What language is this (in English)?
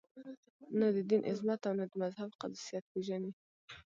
Pashto